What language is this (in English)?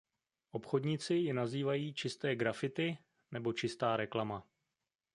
Czech